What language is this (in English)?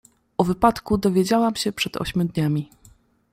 Polish